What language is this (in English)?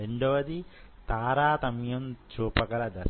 Telugu